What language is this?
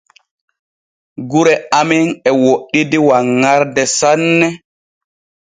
Borgu Fulfulde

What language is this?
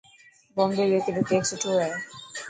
Dhatki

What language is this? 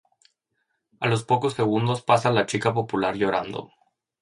Spanish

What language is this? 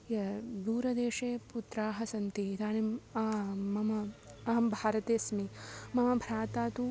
Sanskrit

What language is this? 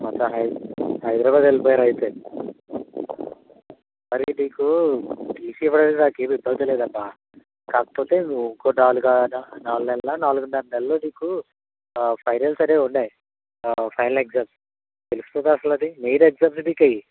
Telugu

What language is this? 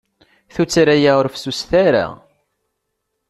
Kabyle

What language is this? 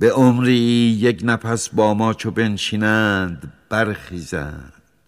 Persian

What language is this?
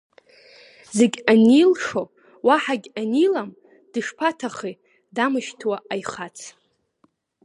Abkhazian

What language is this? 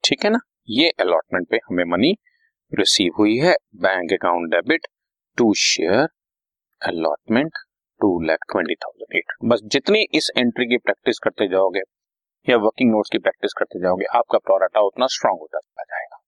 Hindi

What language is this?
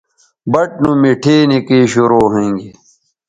Bateri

